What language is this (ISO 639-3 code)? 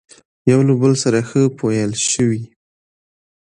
pus